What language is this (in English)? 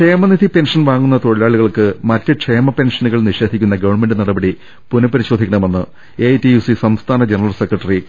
Malayalam